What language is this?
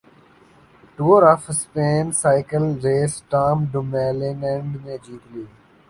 Urdu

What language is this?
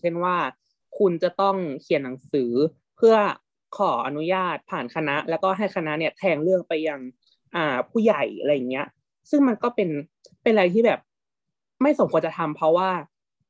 Thai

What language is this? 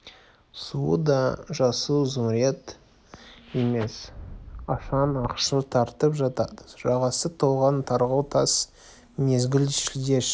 Kazakh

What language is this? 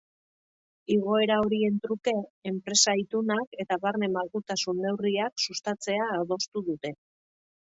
Basque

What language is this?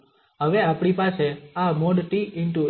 Gujarati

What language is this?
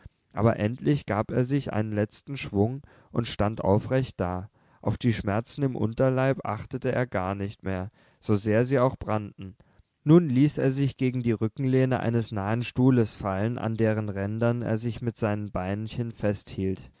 German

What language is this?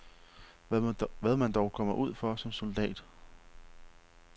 Danish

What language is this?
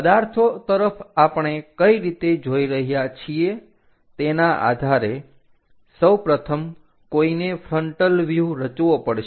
Gujarati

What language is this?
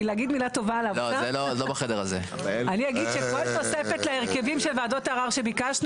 Hebrew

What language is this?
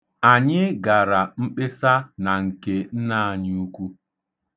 Igbo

